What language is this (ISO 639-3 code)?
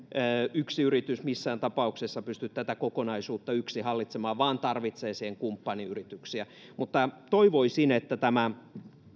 fin